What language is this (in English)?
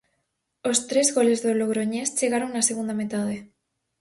Galician